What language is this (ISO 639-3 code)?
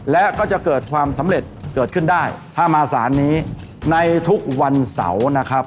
tha